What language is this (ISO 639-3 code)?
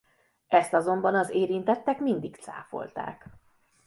hun